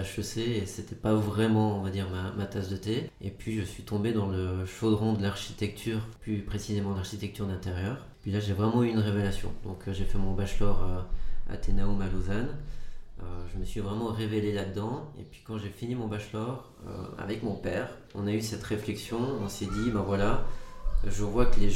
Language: French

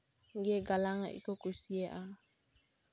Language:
Santali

